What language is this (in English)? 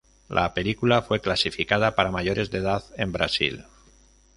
Spanish